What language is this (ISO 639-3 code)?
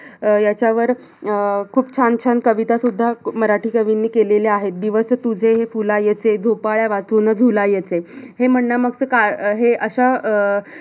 mar